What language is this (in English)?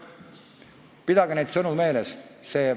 Estonian